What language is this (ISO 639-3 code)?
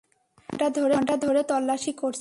ben